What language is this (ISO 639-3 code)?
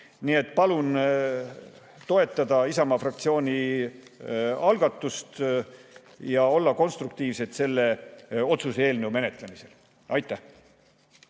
est